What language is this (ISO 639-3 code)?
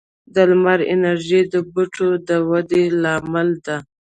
pus